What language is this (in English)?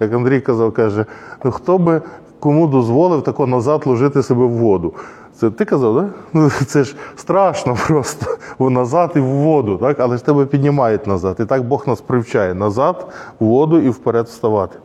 Ukrainian